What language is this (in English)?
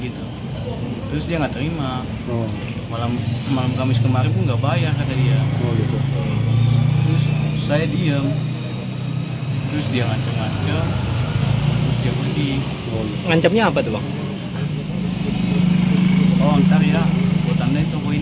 Indonesian